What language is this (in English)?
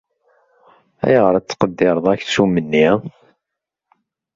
Kabyle